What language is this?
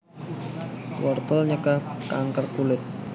Javanese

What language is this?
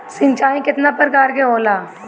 Bhojpuri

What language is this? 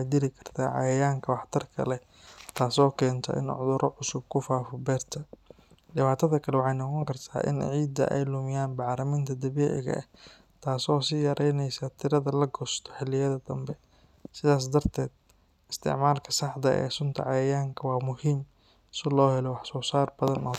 Somali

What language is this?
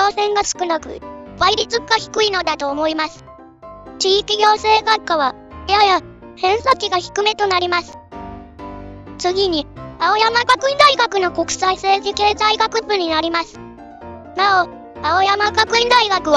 Japanese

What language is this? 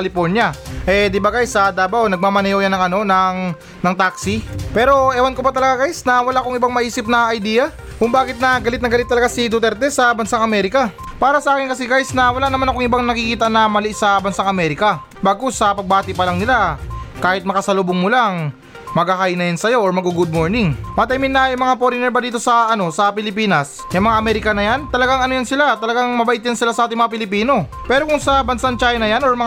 Filipino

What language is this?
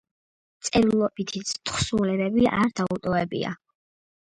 Georgian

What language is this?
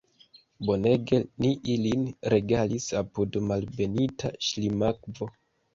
Esperanto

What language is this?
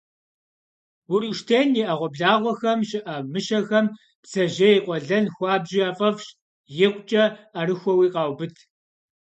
Kabardian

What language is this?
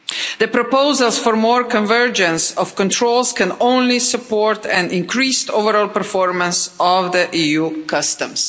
English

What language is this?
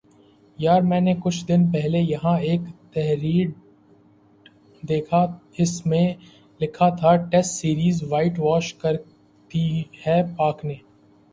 Urdu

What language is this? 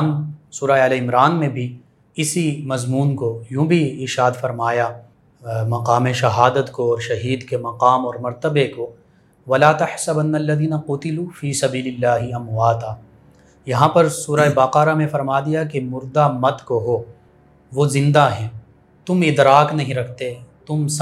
Urdu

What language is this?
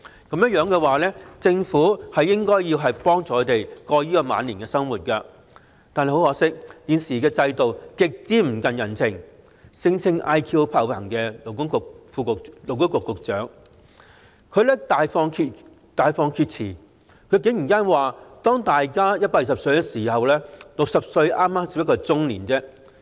Cantonese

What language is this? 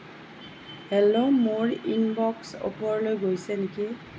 Assamese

